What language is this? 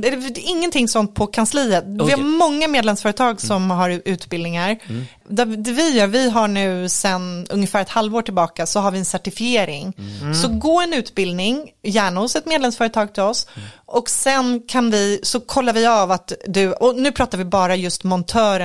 Swedish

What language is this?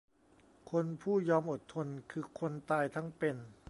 Thai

